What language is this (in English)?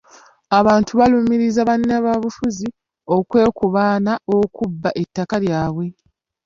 Ganda